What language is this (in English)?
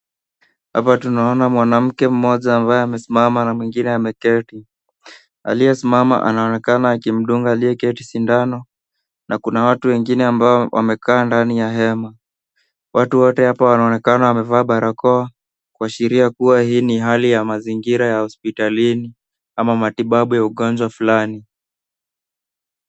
Swahili